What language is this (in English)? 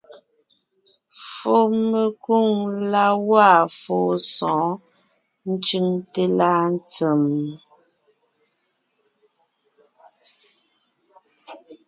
Ngiemboon